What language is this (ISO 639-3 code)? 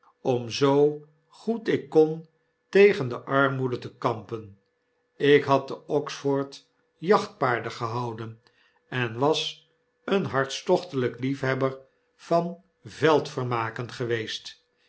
nld